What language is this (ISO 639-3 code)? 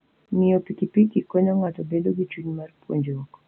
luo